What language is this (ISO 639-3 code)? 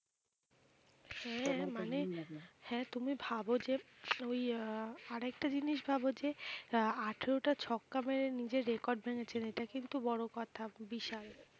ben